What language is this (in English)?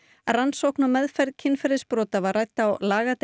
Icelandic